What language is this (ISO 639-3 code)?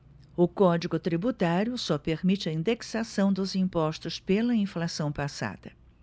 por